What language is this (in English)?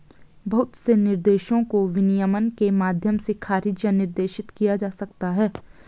Hindi